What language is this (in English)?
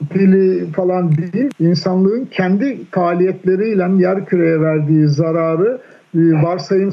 Turkish